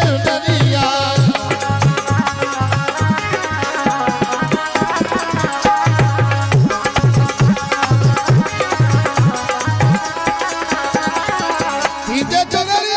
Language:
Arabic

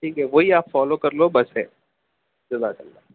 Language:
Urdu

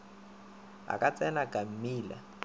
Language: Northern Sotho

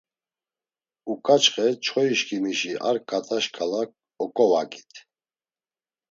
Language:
Laz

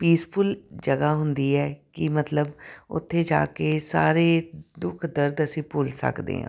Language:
Punjabi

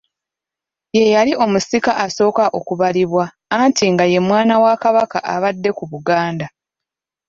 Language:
Ganda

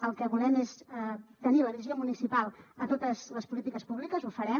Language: Catalan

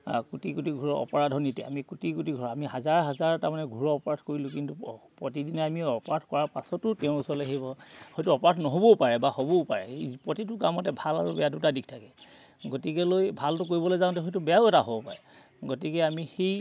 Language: Assamese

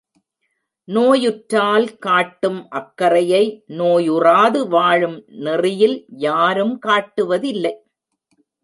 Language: Tamil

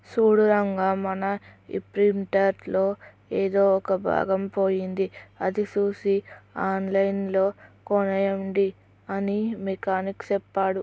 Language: Telugu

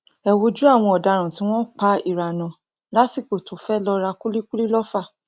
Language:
Yoruba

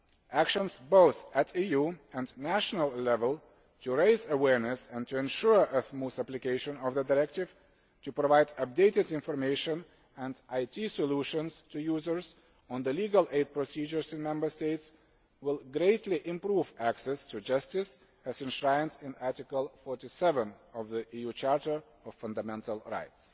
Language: English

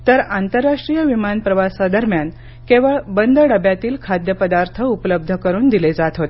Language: Marathi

